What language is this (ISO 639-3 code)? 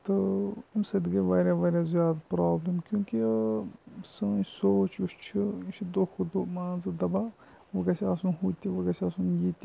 kas